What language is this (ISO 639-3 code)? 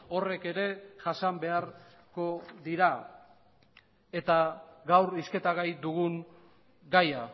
eus